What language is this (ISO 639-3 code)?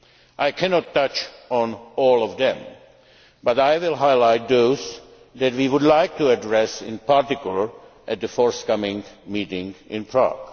eng